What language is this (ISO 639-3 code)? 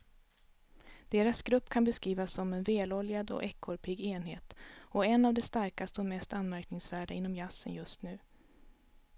swe